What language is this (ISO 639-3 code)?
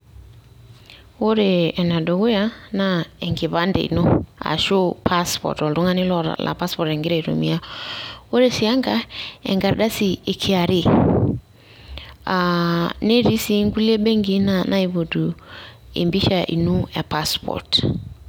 mas